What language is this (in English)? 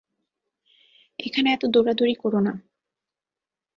Bangla